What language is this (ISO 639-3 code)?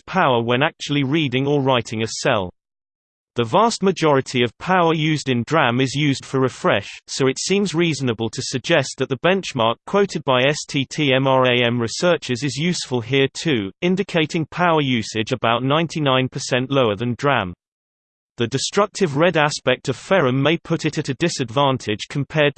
eng